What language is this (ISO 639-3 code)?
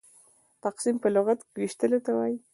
pus